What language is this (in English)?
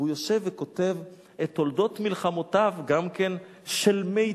Hebrew